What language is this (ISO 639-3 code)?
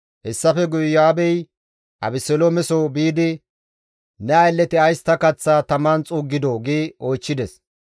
gmv